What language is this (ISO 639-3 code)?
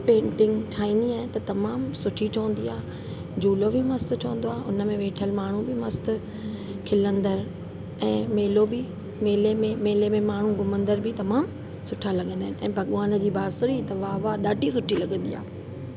snd